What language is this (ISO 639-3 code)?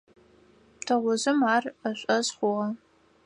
ady